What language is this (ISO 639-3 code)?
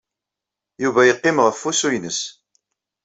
kab